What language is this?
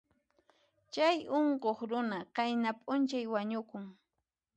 Puno Quechua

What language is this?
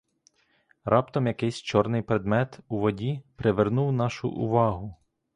Ukrainian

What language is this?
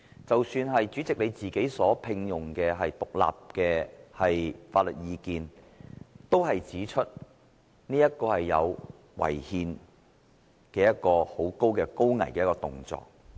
Cantonese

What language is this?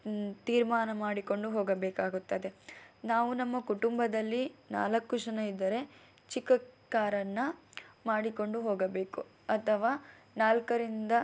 Kannada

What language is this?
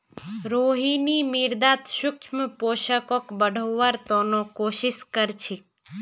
Magahi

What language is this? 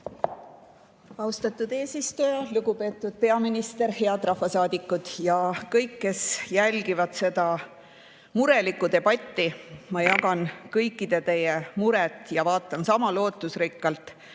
Estonian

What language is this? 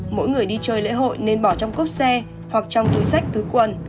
Vietnamese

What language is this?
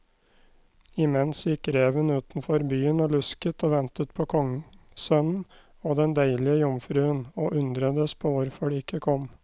Norwegian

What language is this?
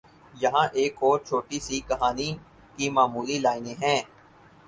Urdu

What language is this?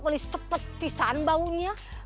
Indonesian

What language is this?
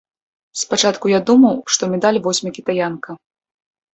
Belarusian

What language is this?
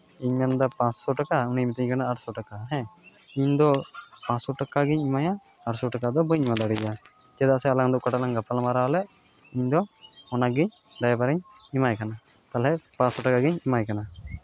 Santali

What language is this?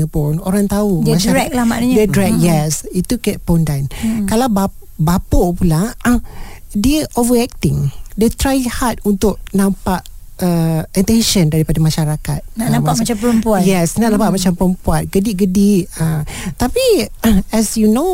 Malay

